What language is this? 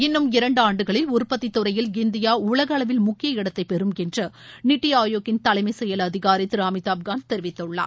Tamil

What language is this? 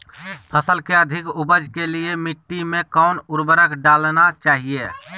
Magahi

